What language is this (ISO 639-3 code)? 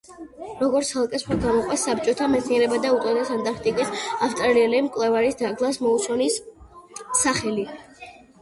kat